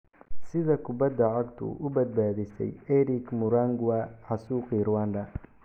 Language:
Somali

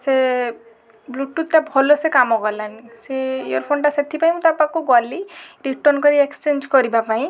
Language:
Odia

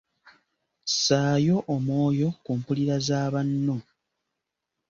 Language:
Ganda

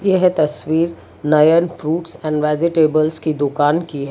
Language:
Hindi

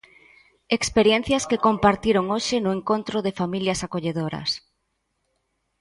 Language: Galician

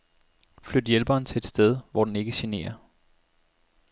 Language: Danish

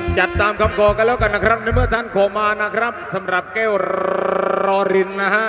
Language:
Thai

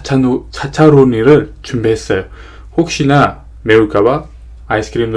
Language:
Korean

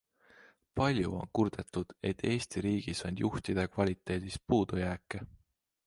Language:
Estonian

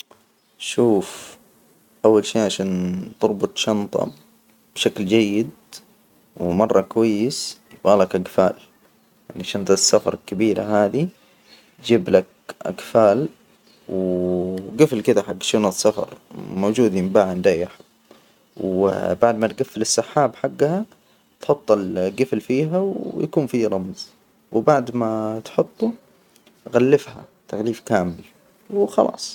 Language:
Hijazi Arabic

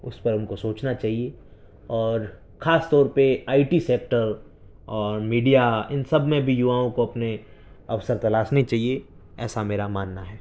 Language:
Urdu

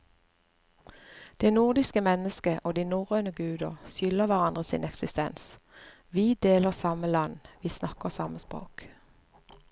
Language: Norwegian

